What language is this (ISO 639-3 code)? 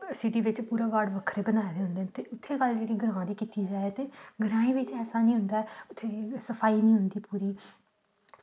doi